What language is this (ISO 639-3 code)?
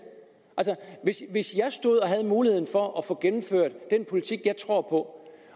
dan